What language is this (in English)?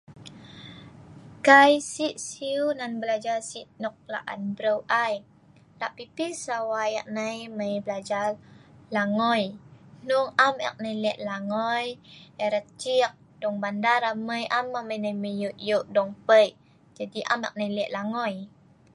Sa'ban